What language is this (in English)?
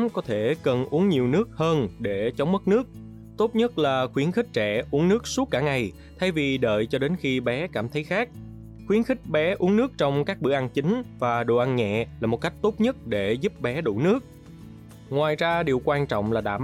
Vietnamese